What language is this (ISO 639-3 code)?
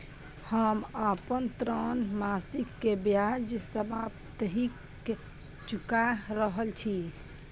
mai